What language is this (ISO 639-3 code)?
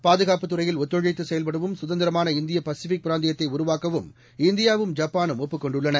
tam